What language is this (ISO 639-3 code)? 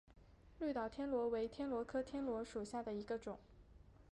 zho